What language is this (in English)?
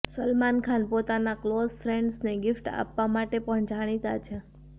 Gujarati